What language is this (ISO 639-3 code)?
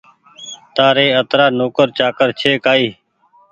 gig